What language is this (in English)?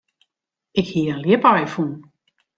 Western Frisian